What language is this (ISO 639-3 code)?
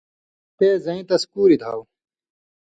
mvy